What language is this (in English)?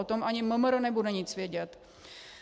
Czech